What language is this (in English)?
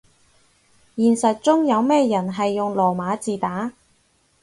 Cantonese